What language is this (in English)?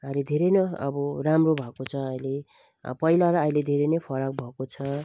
Nepali